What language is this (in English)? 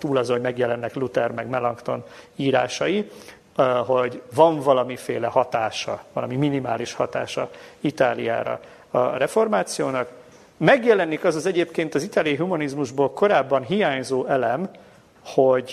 Hungarian